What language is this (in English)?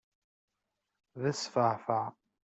Kabyle